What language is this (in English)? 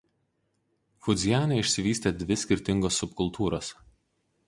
Lithuanian